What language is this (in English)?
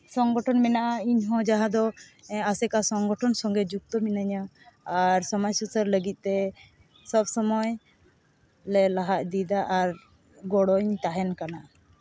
Santali